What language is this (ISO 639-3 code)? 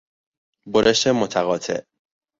fas